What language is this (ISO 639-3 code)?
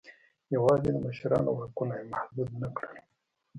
pus